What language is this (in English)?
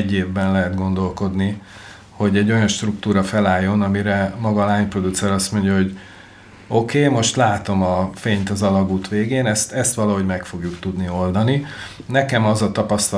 Hungarian